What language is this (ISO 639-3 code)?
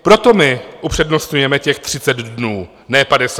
ces